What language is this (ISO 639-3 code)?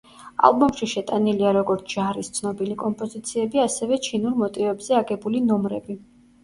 kat